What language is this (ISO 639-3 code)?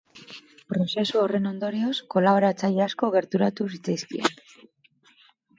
eus